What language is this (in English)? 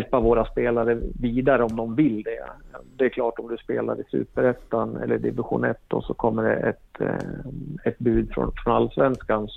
Swedish